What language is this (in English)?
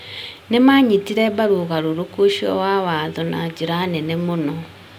Kikuyu